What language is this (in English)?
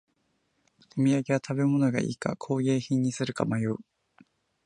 Japanese